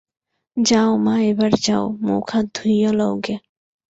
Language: Bangla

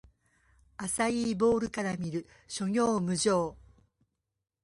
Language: Japanese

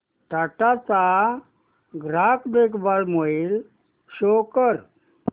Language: Marathi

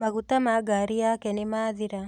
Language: Kikuyu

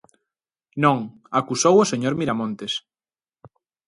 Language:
Galician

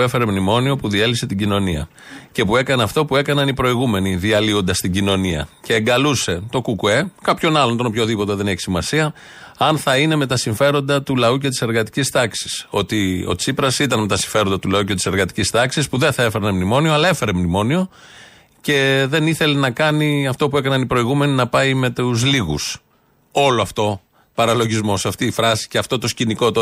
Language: Greek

